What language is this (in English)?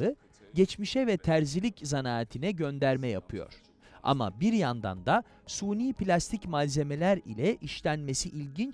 Turkish